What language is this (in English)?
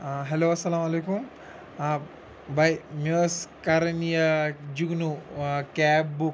Kashmiri